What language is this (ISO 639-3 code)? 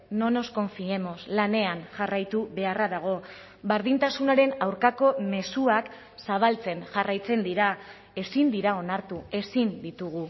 eus